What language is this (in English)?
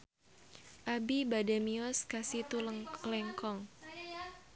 Sundanese